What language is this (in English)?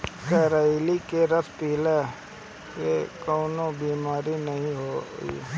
Bhojpuri